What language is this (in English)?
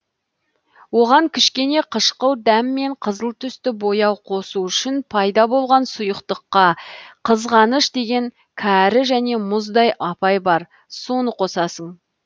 Kazakh